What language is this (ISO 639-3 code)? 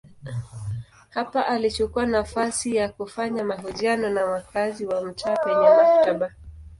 swa